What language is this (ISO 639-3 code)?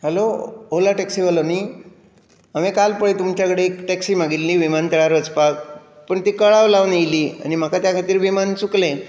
kok